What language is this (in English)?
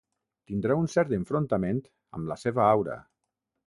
Catalan